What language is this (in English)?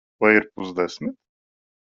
Latvian